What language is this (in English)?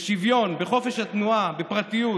Hebrew